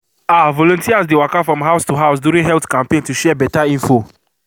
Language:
Nigerian Pidgin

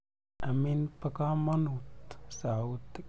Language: Kalenjin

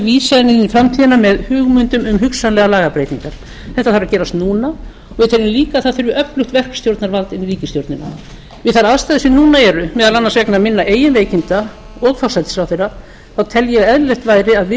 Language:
Icelandic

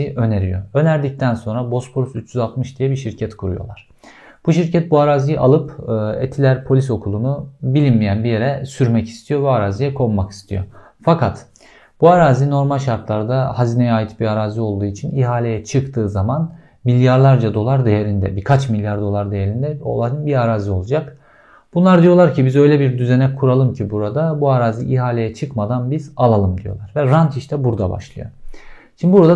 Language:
Turkish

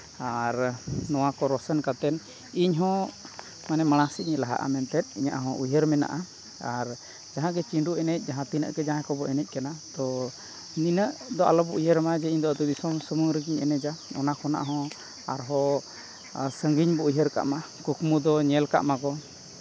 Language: Santali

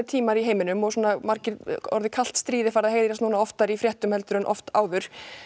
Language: Icelandic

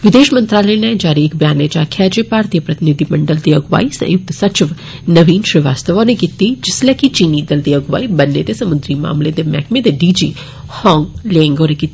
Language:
Dogri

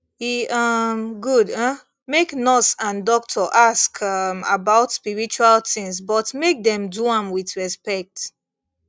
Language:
Nigerian Pidgin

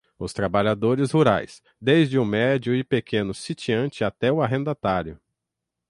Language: Portuguese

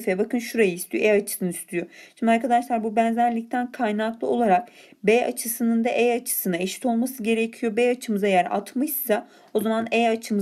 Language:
Turkish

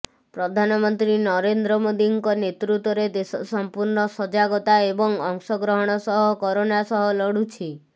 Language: Odia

